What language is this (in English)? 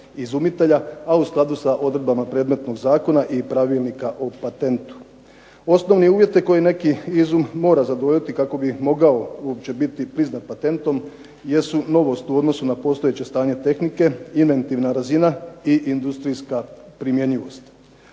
Croatian